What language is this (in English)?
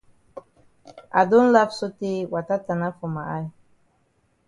Cameroon Pidgin